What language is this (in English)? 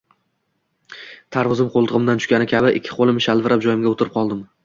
Uzbek